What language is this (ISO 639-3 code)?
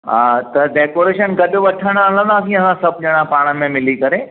snd